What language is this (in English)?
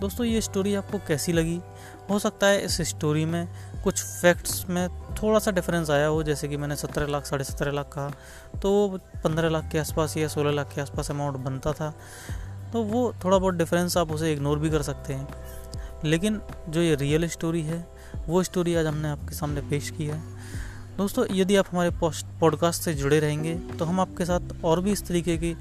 Hindi